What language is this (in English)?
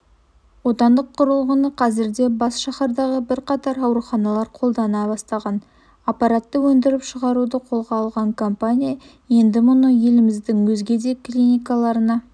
Kazakh